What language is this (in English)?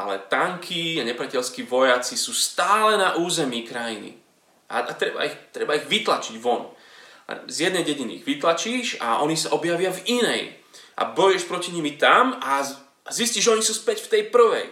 Slovak